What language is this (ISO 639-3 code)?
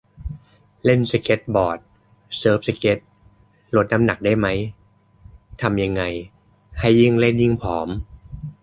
tha